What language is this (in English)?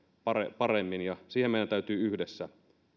Finnish